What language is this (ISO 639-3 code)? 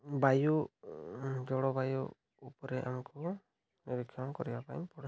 ori